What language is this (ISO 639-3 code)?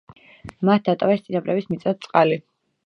kat